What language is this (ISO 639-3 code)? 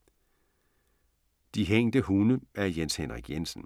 dan